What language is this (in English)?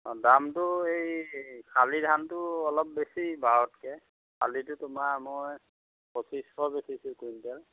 Assamese